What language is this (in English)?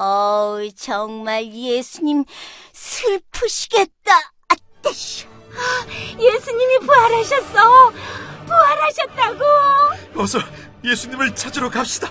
Korean